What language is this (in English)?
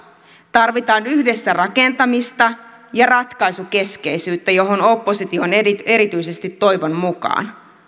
Finnish